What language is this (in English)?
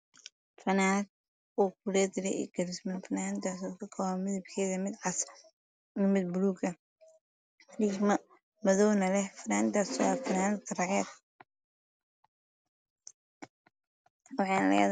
Somali